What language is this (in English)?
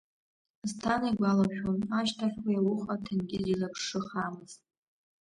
Abkhazian